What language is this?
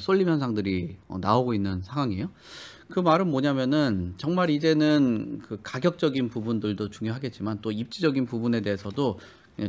Korean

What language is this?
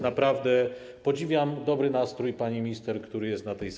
Polish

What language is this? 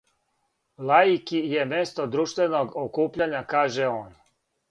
Serbian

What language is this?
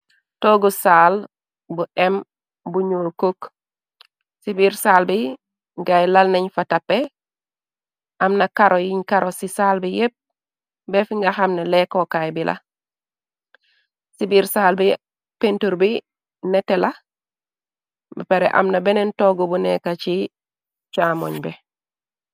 Wolof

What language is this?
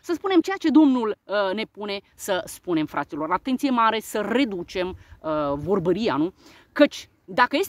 Romanian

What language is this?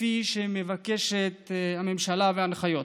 Hebrew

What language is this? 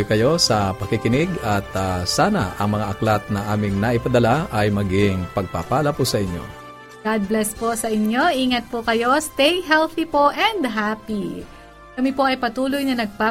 Filipino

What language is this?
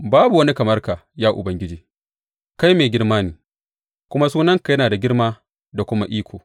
Hausa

